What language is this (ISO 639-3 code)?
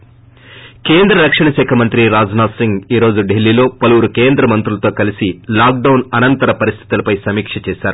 tel